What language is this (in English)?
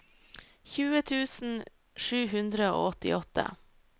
Norwegian